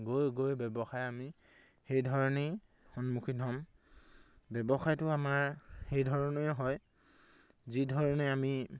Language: Assamese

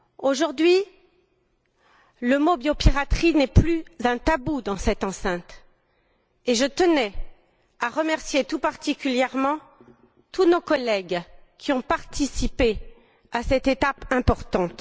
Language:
French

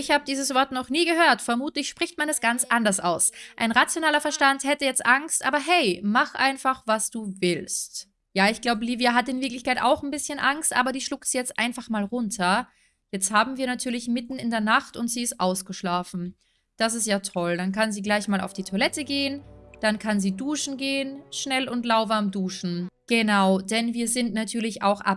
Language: German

